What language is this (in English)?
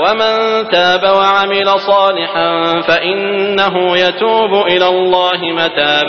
Arabic